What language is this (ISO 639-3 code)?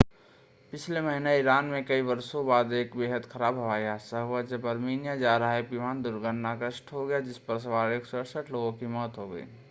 hin